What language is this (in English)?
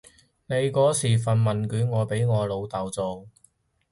Cantonese